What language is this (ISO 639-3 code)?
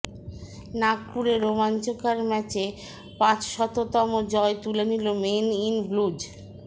ben